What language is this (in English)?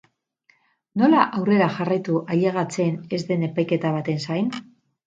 Basque